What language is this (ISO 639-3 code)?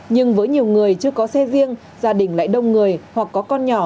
vie